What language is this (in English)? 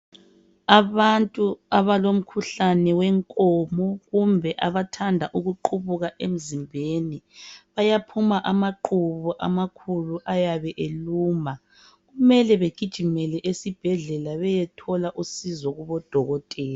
North Ndebele